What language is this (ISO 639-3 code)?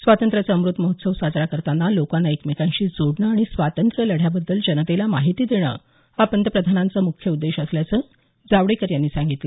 mar